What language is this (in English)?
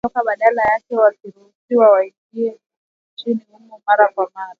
Swahili